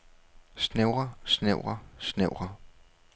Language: Danish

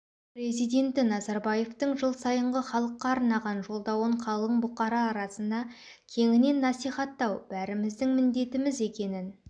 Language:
Kazakh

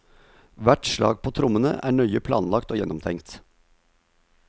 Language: Norwegian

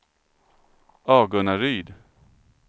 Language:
Swedish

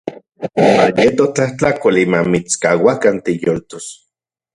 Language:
Central Puebla Nahuatl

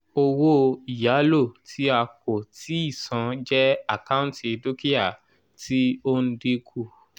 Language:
Yoruba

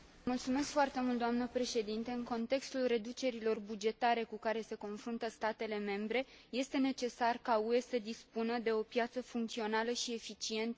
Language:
Romanian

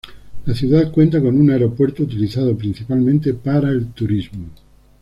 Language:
Spanish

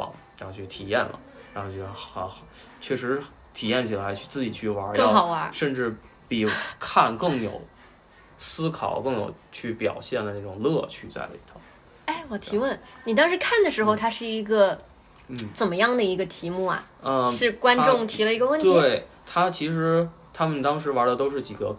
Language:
Chinese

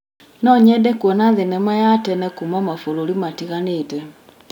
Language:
Kikuyu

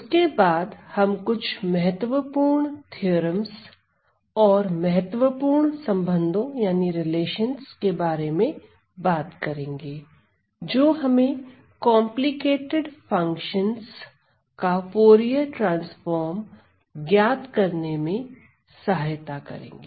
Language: Hindi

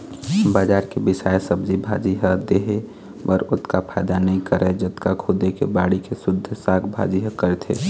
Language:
Chhattisgarhi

